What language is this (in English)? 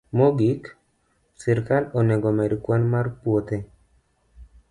Luo (Kenya and Tanzania)